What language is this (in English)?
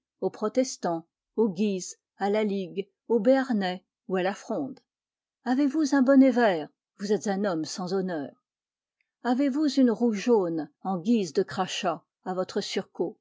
French